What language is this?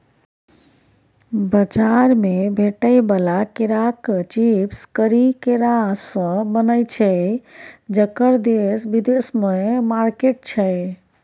Maithili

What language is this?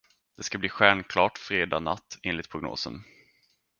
Swedish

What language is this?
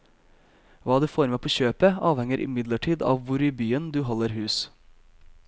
Norwegian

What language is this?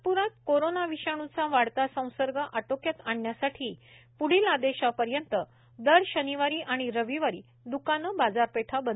Marathi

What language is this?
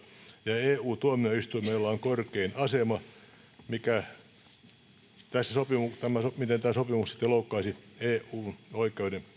Finnish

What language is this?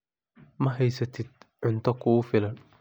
Somali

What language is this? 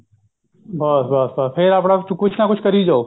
Punjabi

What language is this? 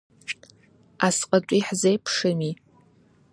Abkhazian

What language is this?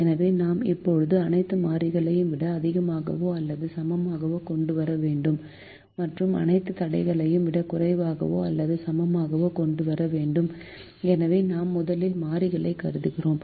Tamil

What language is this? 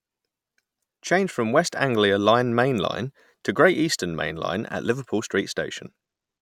English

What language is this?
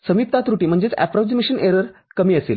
Marathi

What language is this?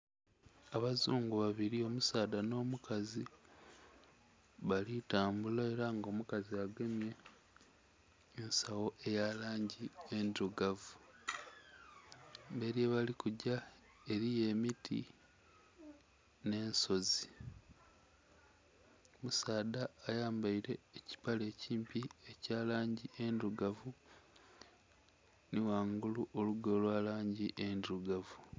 Soga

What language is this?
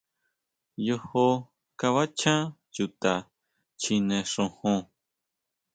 Huautla Mazatec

